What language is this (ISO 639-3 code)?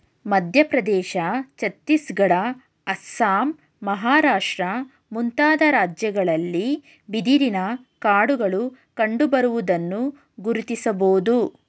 kan